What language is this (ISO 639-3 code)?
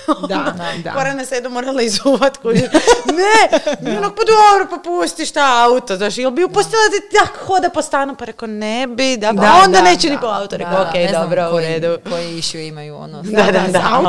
hrv